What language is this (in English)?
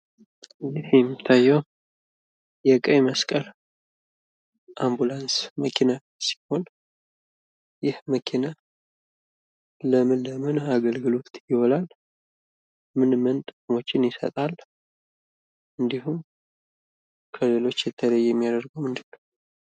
Amharic